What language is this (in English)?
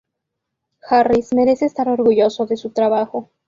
Spanish